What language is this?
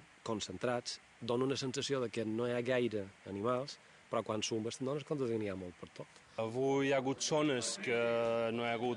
Catalan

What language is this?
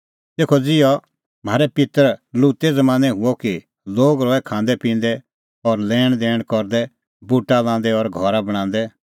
Kullu Pahari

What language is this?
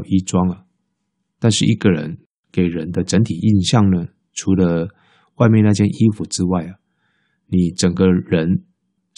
Chinese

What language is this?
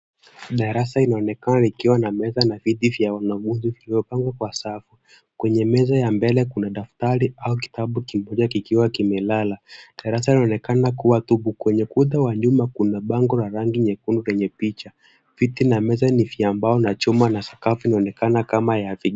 Swahili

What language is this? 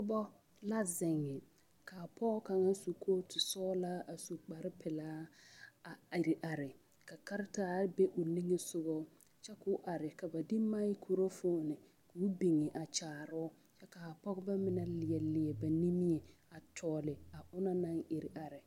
Southern Dagaare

